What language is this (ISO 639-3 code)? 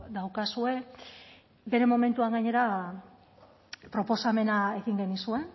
eus